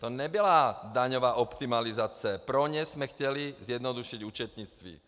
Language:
Czech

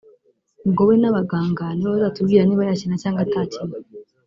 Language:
Kinyarwanda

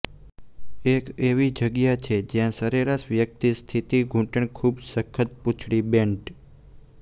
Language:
Gujarati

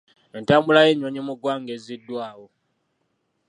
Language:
Ganda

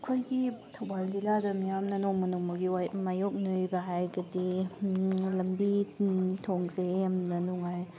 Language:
Manipuri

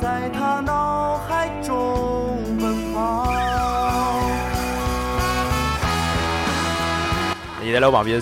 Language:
Chinese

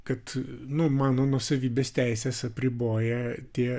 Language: Lithuanian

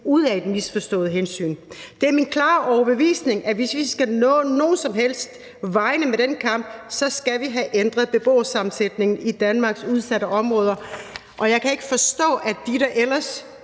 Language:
Danish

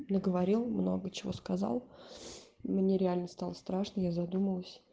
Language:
Russian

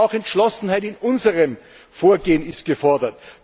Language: German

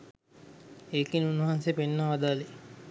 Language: Sinhala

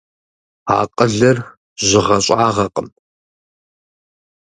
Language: Kabardian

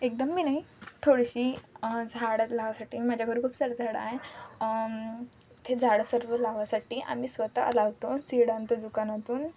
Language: Marathi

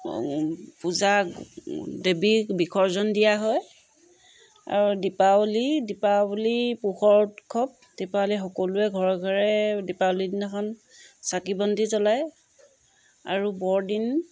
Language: Assamese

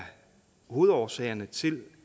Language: Danish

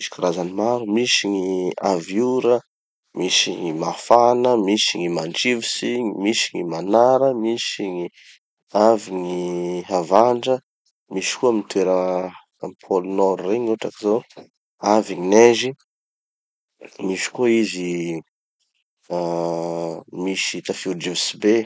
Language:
Tanosy Malagasy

